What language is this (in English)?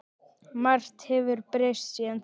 Icelandic